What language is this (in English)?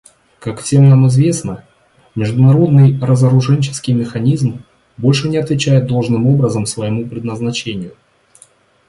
Russian